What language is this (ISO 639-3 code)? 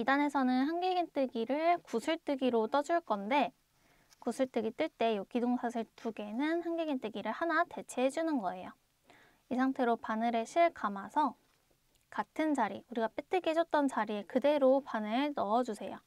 kor